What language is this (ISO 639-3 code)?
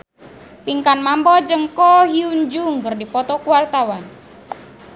sun